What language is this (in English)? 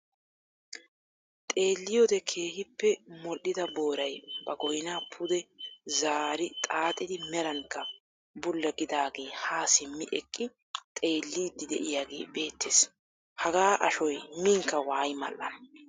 Wolaytta